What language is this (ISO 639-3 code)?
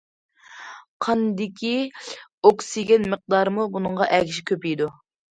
uig